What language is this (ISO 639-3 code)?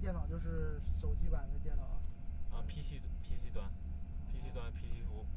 zho